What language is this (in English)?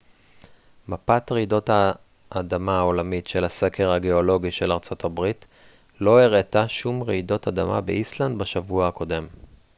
Hebrew